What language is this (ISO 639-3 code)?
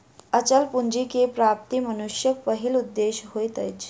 mai